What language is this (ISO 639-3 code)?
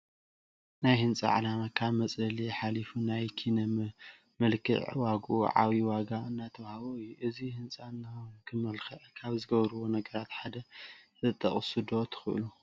tir